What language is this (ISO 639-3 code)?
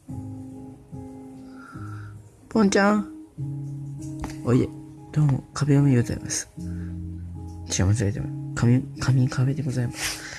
jpn